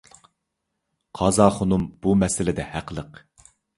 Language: Uyghur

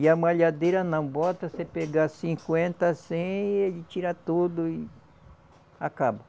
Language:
Portuguese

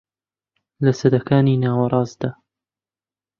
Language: Central Kurdish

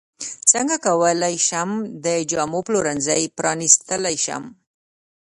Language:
Pashto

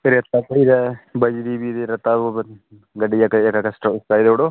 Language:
Dogri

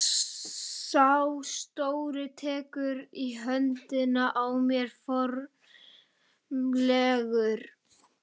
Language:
Icelandic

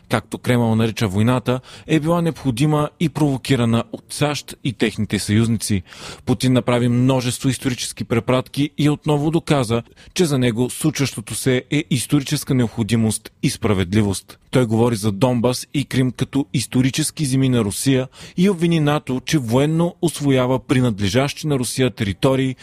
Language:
Bulgarian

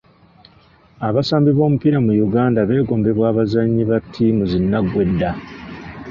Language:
Ganda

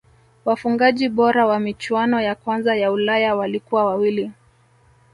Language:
Swahili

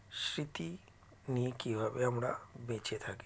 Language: Bangla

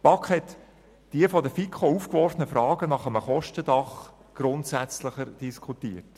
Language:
Swiss German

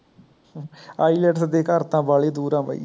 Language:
Punjabi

